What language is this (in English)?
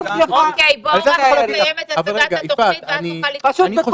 Hebrew